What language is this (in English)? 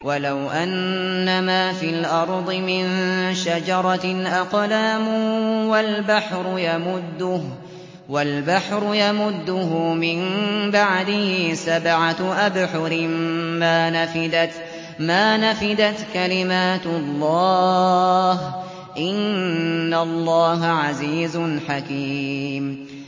Arabic